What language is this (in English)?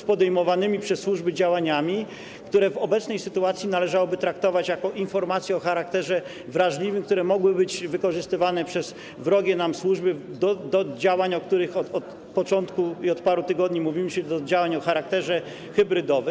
Polish